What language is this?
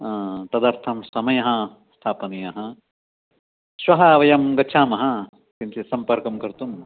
Sanskrit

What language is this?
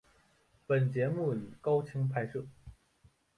Chinese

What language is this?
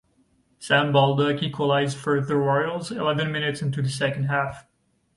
English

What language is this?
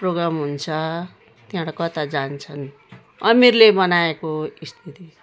Nepali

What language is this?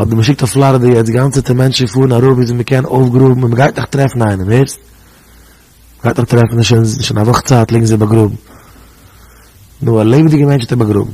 Dutch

